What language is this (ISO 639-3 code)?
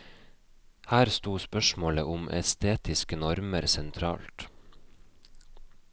nor